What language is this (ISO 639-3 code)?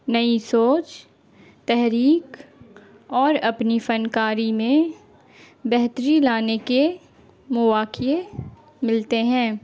urd